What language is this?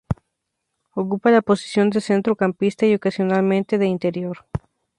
Spanish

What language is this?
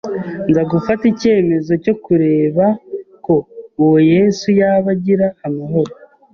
Kinyarwanda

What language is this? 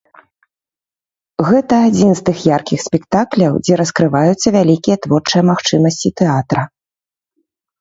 Belarusian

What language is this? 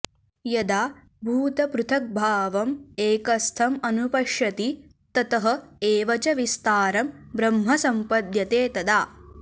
Sanskrit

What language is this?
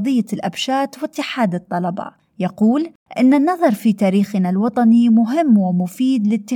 Arabic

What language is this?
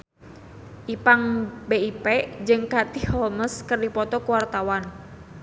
Sundanese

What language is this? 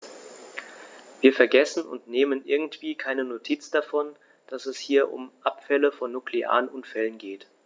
German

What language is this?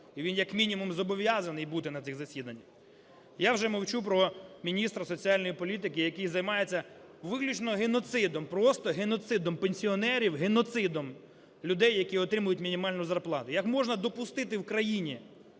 Ukrainian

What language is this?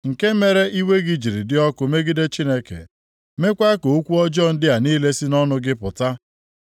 Igbo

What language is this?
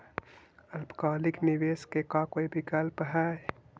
Magahi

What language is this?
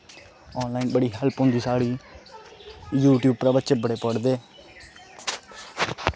Dogri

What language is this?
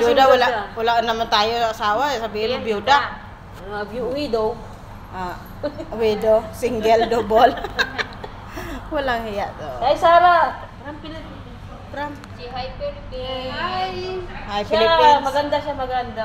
Filipino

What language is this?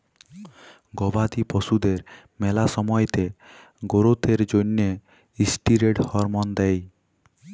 Bangla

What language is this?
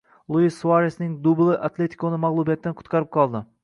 Uzbek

